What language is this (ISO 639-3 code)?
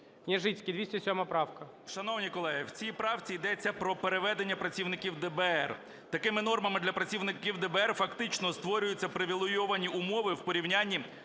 ukr